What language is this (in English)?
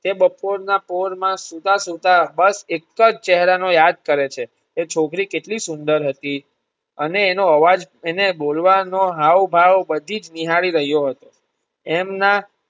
Gujarati